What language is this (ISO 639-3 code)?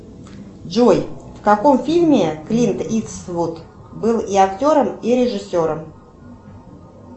rus